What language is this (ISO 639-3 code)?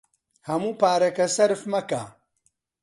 ckb